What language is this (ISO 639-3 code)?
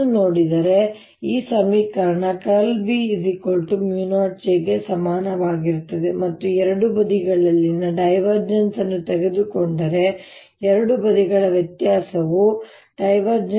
kan